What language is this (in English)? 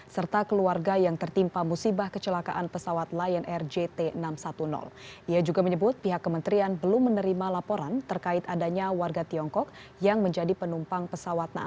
Indonesian